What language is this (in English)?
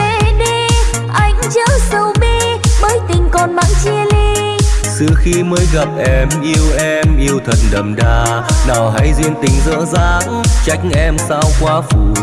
Vietnamese